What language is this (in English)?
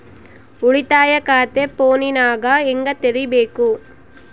Kannada